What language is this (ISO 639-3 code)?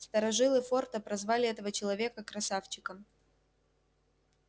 rus